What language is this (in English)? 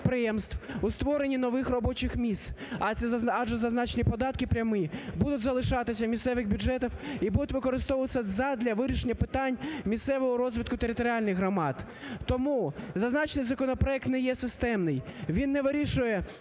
Ukrainian